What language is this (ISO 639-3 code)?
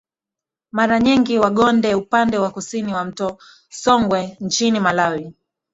swa